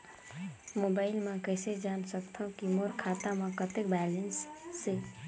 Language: Chhattisgarhi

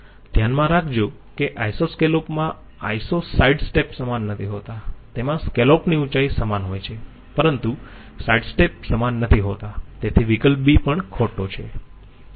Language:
Gujarati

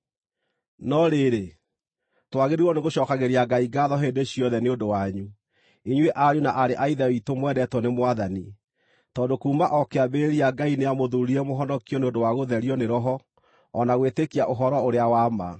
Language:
Kikuyu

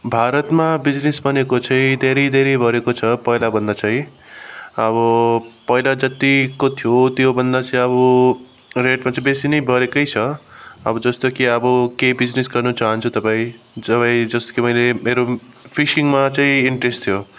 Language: Nepali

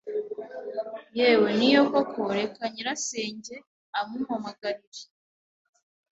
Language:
Kinyarwanda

